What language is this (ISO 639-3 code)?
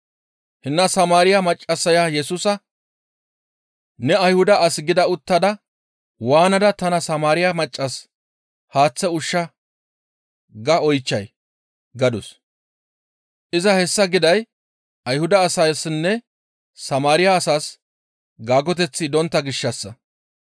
gmv